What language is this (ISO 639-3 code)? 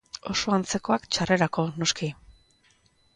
eus